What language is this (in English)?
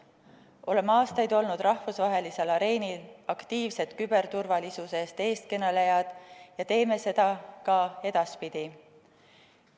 Estonian